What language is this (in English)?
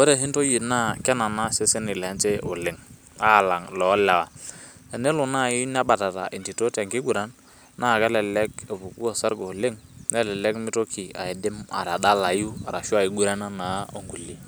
Masai